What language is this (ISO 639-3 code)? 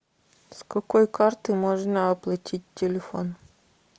rus